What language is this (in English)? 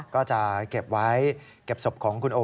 Thai